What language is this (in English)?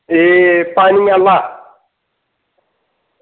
Dogri